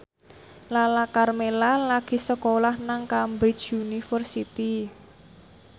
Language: Javanese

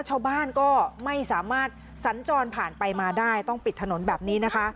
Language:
Thai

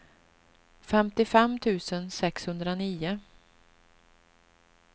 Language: Swedish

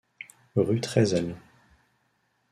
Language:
French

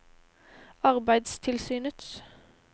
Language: Norwegian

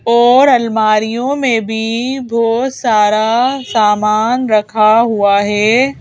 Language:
Hindi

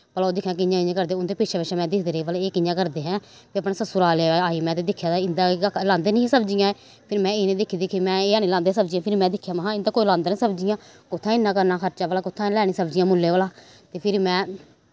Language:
Dogri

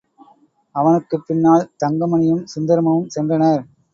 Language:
Tamil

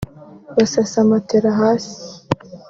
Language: Kinyarwanda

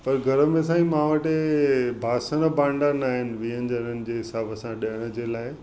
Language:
Sindhi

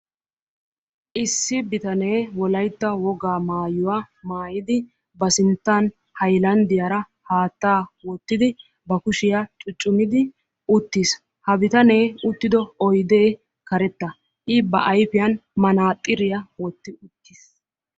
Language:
Wolaytta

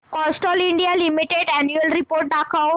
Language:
Marathi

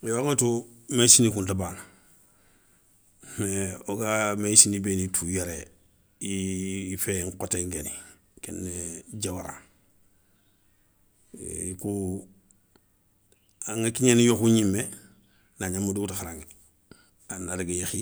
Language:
Soninke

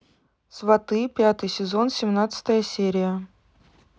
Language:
Russian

